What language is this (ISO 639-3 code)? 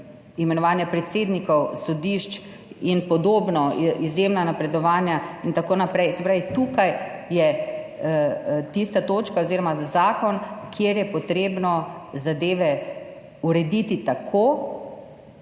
slv